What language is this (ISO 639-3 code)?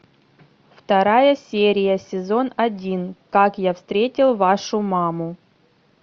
rus